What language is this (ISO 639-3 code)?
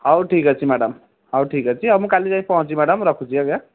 ori